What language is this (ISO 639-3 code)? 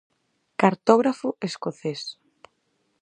glg